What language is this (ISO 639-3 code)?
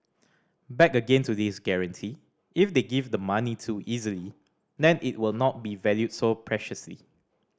eng